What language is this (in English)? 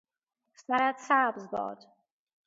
Persian